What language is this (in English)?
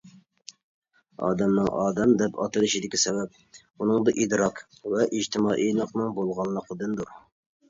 Uyghur